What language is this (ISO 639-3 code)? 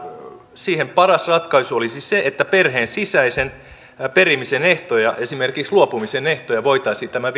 fin